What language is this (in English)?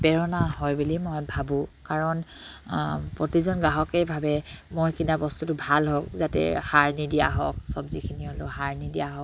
Assamese